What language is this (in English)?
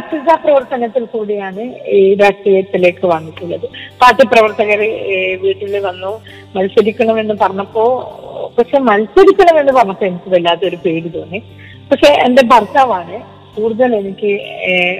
Malayalam